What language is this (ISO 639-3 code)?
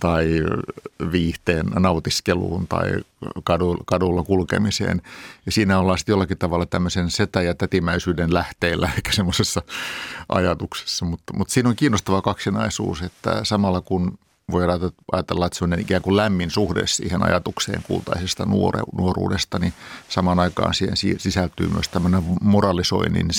fin